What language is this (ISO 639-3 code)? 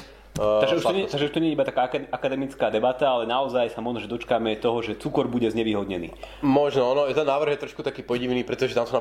slk